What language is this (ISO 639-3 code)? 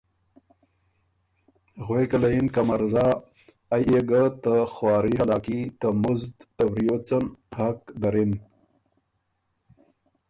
oru